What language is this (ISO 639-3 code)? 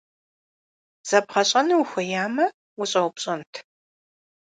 kbd